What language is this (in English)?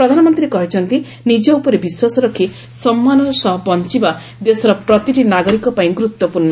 Odia